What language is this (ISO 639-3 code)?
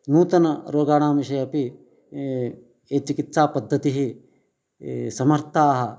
san